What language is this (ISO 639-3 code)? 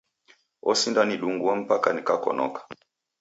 dav